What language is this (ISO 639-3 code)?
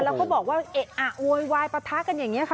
tha